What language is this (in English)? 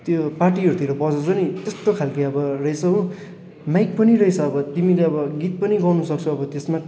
Nepali